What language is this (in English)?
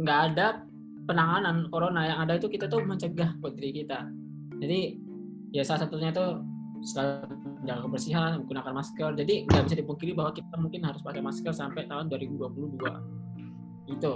Indonesian